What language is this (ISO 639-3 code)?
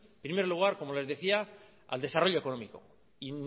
spa